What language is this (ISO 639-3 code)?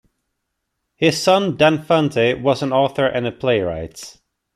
eng